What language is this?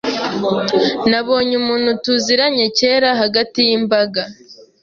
Kinyarwanda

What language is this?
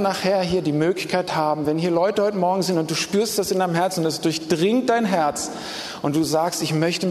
German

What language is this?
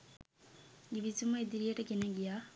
Sinhala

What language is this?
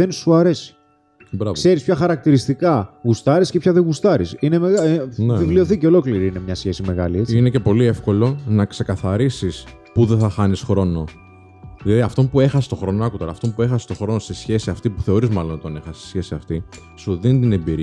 Greek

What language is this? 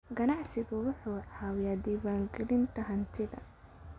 Somali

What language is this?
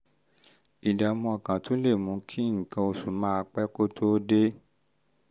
Yoruba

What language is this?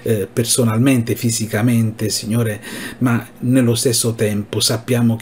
Italian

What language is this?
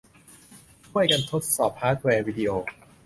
Thai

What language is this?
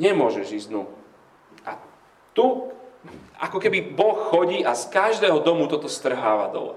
Slovak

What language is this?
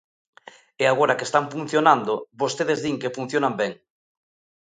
Galician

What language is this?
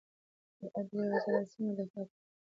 Pashto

